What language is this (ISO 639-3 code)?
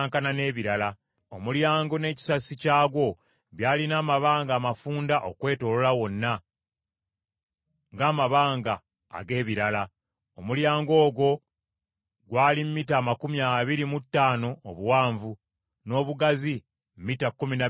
lug